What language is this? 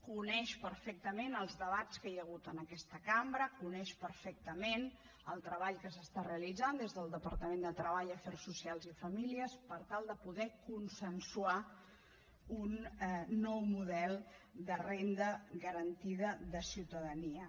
Catalan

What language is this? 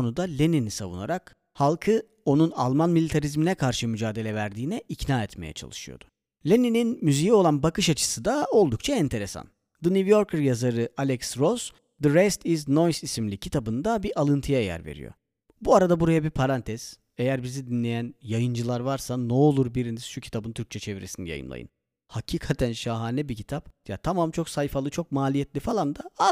Turkish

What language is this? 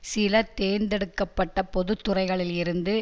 Tamil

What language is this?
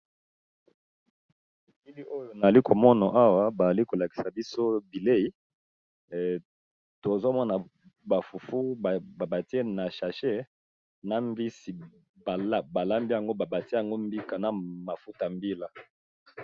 Lingala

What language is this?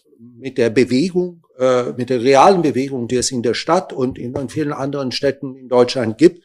German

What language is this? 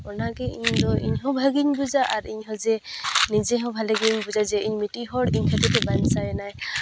Santali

